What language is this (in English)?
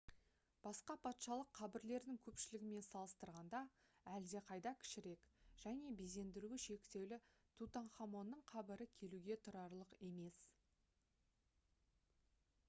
Kazakh